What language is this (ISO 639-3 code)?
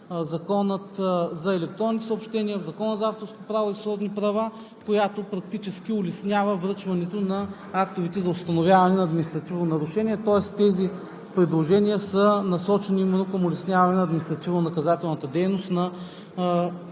bul